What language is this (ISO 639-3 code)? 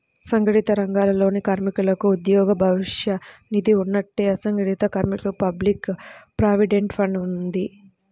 tel